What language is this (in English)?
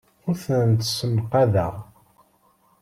Kabyle